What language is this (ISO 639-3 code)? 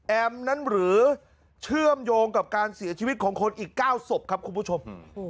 tha